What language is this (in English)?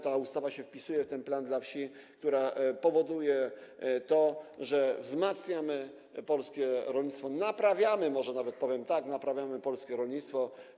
Polish